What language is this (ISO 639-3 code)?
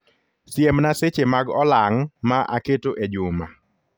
luo